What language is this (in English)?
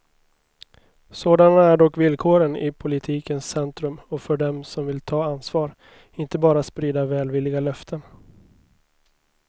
Swedish